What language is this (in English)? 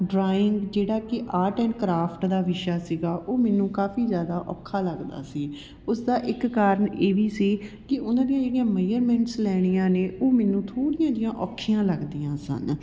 Punjabi